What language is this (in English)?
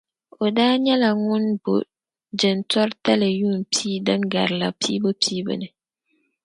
Dagbani